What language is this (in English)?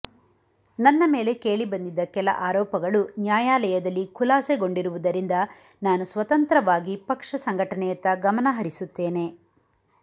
Kannada